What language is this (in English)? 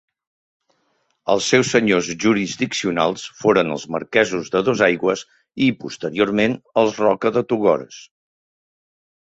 Catalan